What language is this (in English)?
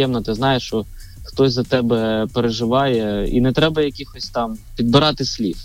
Ukrainian